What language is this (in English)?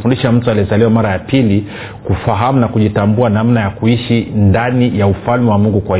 Swahili